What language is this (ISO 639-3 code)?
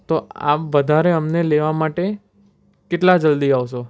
guj